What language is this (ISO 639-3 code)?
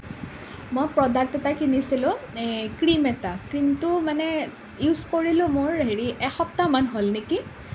asm